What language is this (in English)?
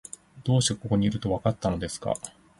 Japanese